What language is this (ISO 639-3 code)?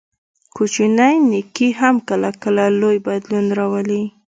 pus